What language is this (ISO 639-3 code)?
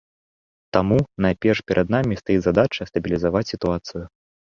bel